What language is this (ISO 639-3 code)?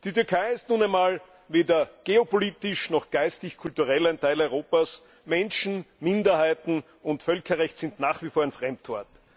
deu